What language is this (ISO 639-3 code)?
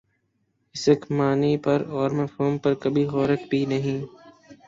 urd